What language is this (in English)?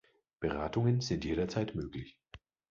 German